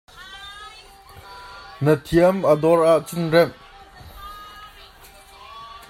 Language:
Hakha Chin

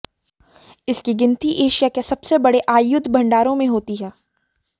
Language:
Hindi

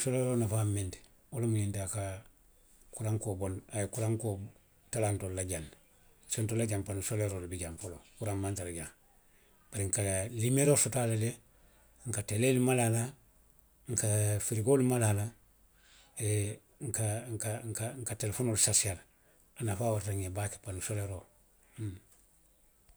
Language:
Western Maninkakan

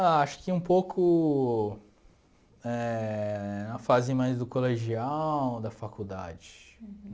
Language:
Portuguese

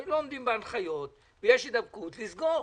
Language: Hebrew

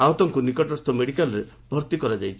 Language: Odia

